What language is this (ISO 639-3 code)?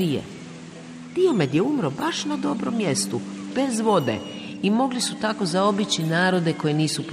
hrv